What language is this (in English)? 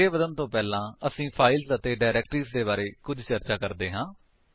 Punjabi